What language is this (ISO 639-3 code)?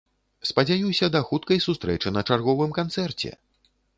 bel